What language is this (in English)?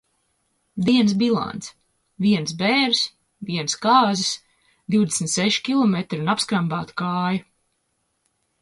Latvian